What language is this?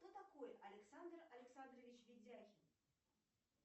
Russian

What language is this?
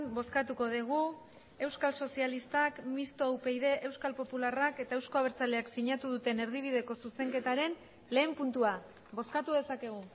Basque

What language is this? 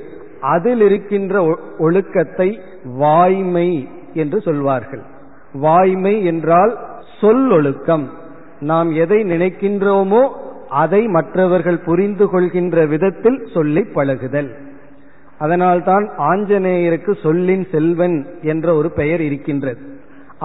Tamil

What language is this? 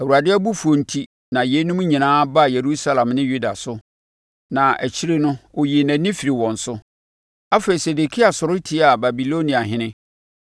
Akan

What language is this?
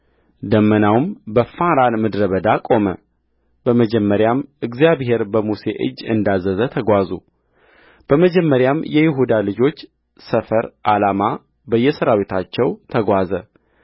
Amharic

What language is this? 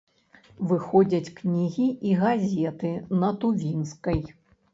Belarusian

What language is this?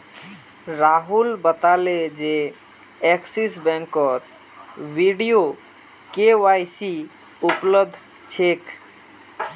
Magahi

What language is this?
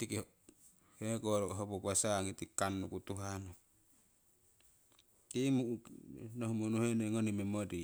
Siwai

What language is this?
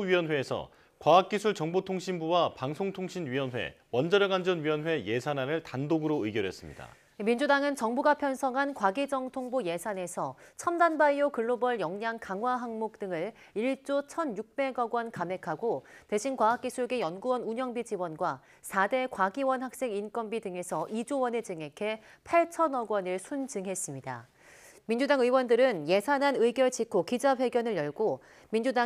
Korean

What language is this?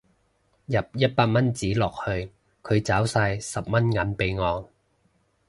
Cantonese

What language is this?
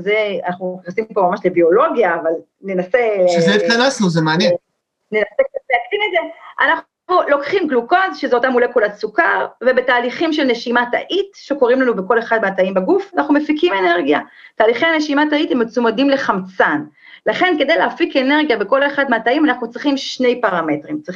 Hebrew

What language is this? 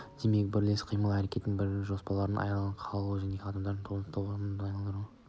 Kazakh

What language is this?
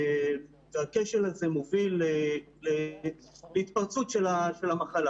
Hebrew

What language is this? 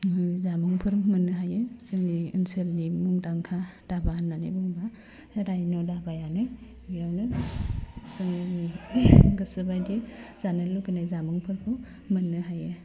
Bodo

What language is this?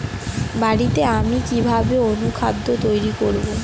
Bangla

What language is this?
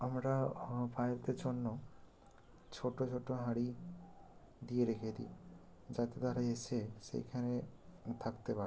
Bangla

